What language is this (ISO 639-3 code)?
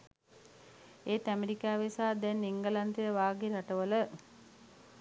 sin